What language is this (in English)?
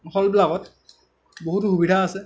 Assamese